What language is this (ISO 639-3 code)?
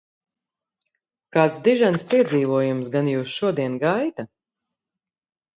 lav